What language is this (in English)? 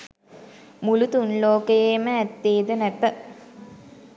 Sinhala